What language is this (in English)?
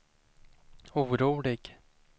Swedish